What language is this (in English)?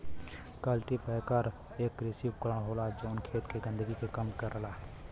Bhojpuri